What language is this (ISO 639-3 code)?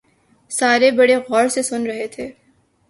urd